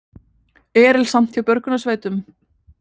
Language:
Icelandic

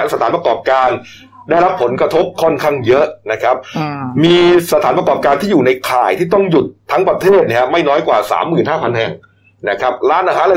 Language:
Thai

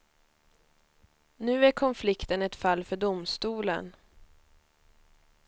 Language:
Swedish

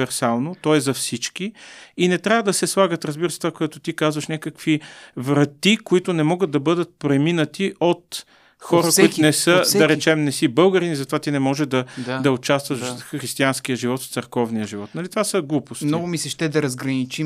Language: Bulgarian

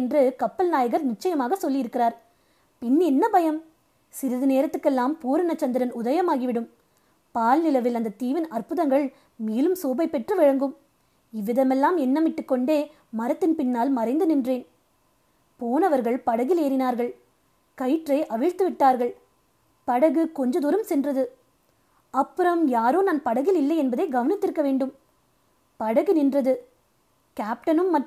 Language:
Tamil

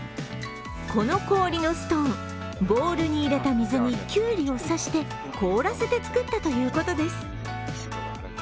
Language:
Japanese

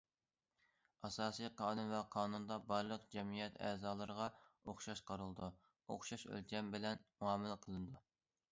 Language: Uyghur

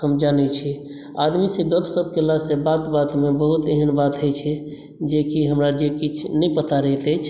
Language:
Maithili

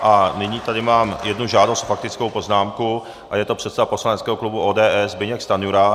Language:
Czech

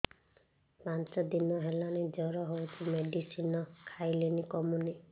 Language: Odia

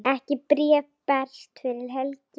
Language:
Icelandic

